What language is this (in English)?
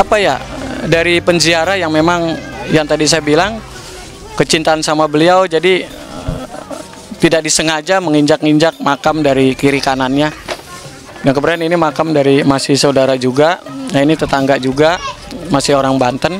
Indonesian